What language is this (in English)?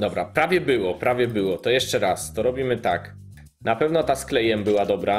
Polish